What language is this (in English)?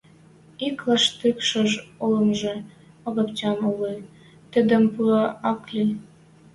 Western Mari